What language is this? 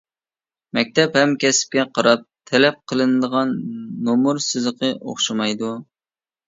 Uyghur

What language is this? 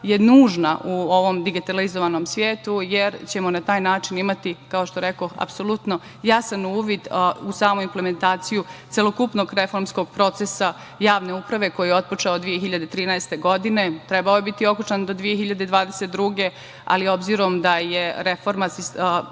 Serbian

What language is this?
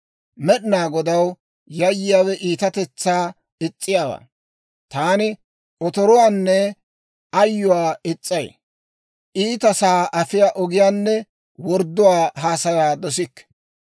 Dawro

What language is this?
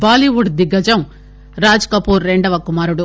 Telugu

